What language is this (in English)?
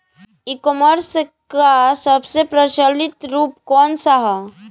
Bhojpuri